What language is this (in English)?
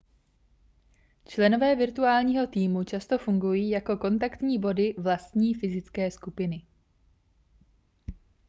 Czech